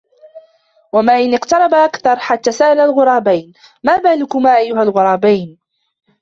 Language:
Arabic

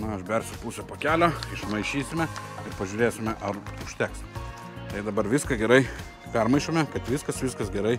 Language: Lithuanian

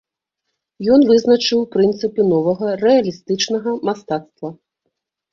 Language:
Belarusian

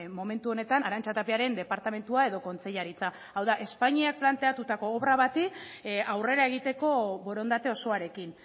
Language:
Basque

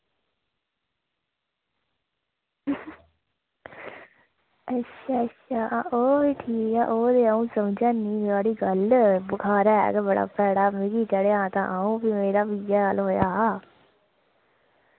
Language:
Dogri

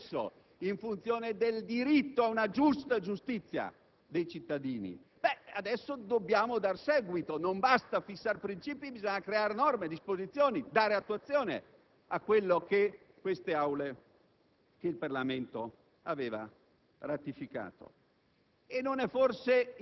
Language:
Italian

